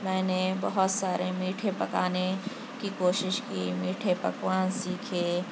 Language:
Urdu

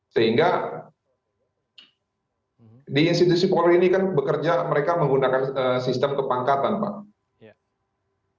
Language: Indonesian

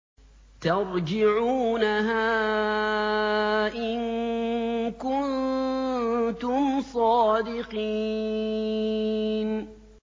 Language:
Arabic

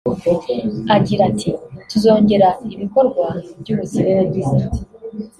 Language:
Kinyarwanda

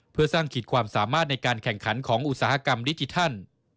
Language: Thai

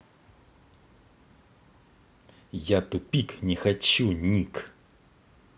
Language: Russian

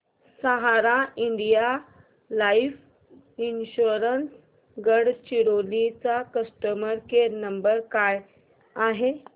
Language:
Marathi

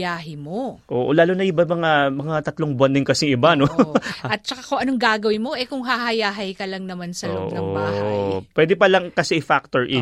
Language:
Filipino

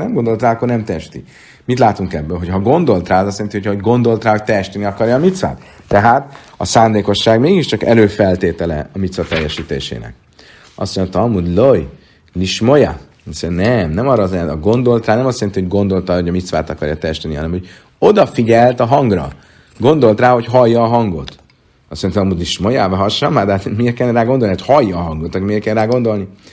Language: Hungarian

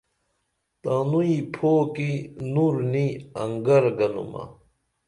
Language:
Dameli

